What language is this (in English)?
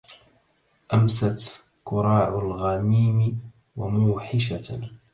Arabic